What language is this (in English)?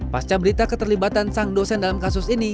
Indonesian